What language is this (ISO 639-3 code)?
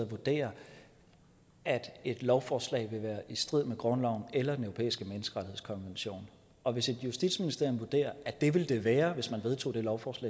dan